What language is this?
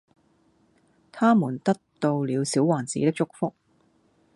Cantonese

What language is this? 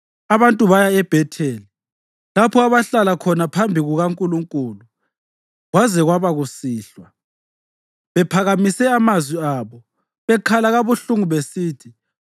North Ndebele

